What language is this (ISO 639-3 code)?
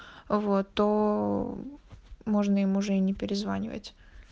rus